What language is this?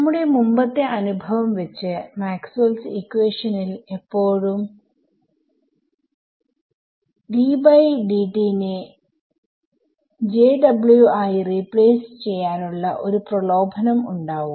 Malayalam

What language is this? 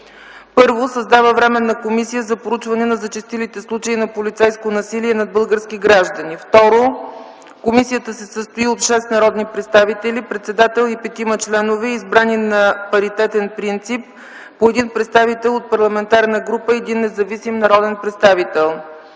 Bulgarian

